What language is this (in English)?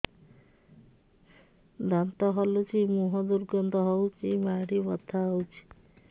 Odia